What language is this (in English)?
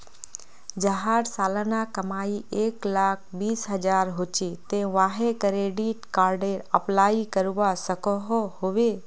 Magahi